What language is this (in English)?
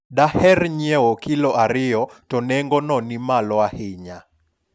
Luo (Kenya and Tanzania)